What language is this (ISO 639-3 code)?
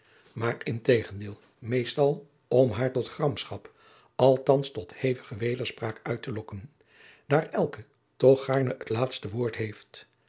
nld